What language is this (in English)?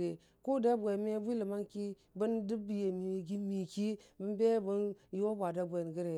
Dijim-Bwilim